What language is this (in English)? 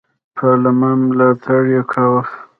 Pashto